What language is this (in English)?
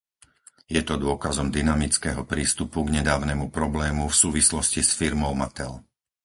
Slovak